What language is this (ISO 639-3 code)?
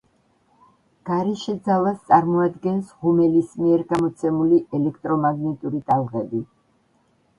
kat